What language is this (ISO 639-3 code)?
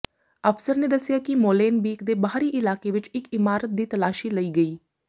pan